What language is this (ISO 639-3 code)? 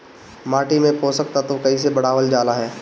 bho